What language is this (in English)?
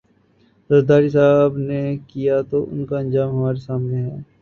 Urdu